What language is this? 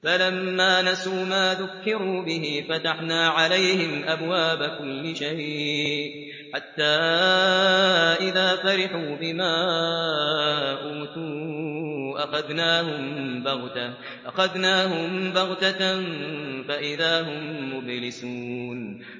Arabic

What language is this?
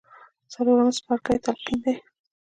Pashto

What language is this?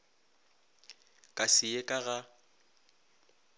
Northern Sotho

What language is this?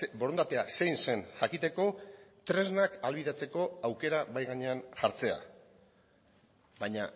Basque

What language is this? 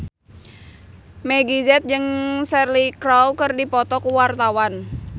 Sundanese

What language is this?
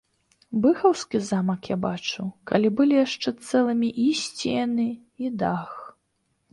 Belarusian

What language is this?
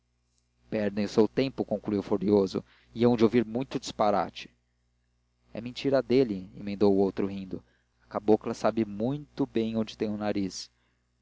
Portuguese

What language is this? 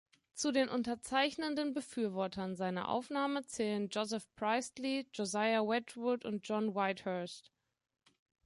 German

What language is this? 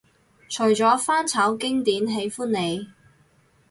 Cantonese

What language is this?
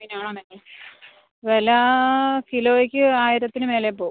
Malayalam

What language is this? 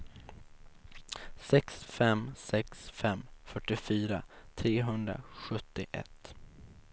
Swedish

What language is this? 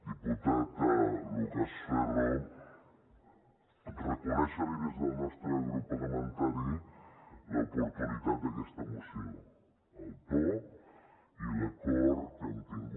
Catalan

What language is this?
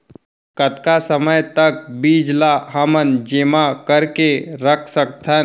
Chhattisgarhi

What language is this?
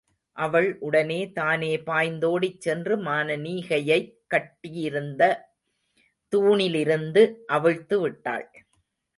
Tamil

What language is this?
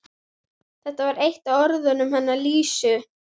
Icelandic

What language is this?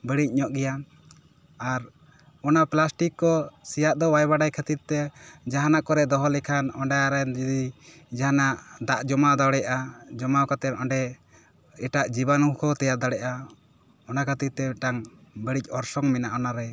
Santali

